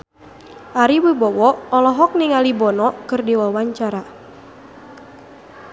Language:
Sundanese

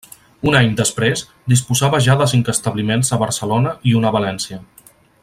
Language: Catalan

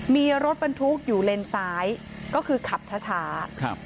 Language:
Thai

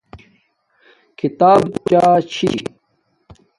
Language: Domaaki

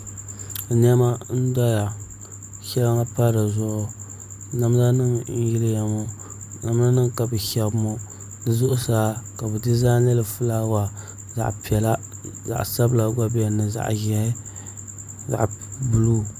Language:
Dagbani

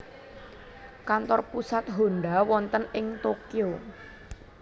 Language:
Javanese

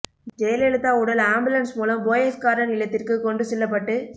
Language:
Tamil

